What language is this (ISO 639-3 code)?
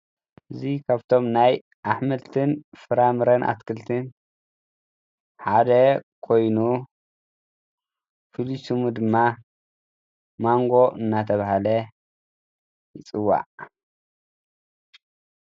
tir